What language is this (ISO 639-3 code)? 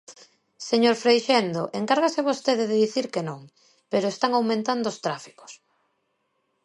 glg